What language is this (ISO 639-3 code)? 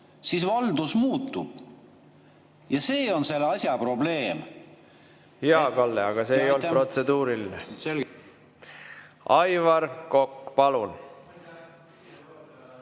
est